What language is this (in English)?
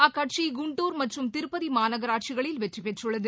Tamil